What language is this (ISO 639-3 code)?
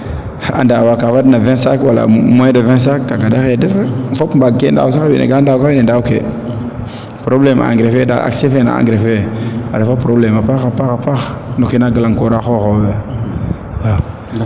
srr